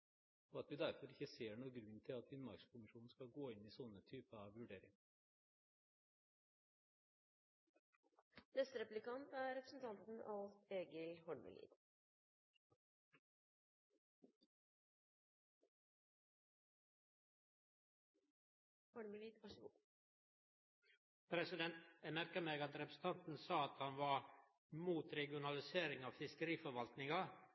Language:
Norwegian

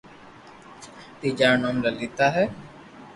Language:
Loarki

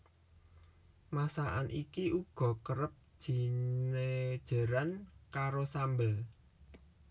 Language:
Javanese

